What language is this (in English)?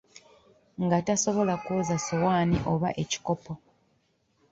Ganda